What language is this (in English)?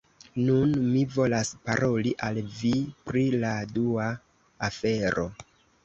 Esperanto